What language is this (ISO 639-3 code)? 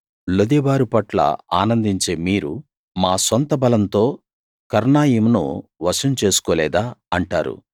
tel